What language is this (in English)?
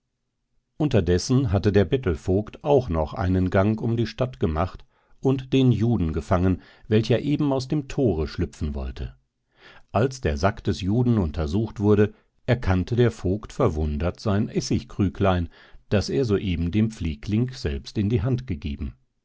German